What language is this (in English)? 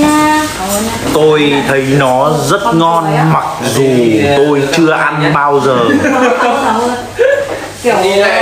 Vietnamese